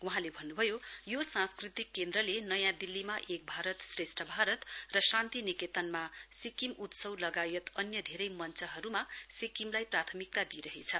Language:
Nepali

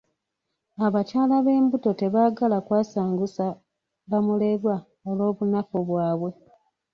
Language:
Ganda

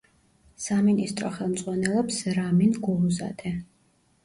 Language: Georgian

